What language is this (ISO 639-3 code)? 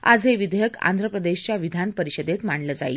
mar